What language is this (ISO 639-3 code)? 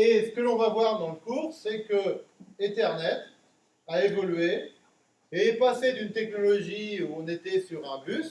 fra